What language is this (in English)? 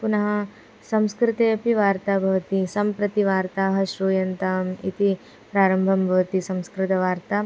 Sanskrit